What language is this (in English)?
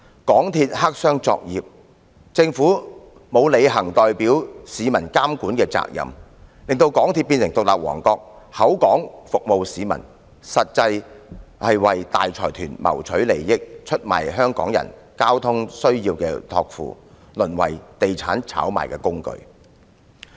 Cantonese